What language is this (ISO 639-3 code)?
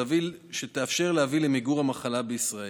heb